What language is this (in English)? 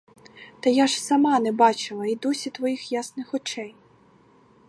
Ukrainian